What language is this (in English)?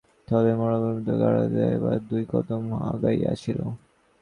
Bangla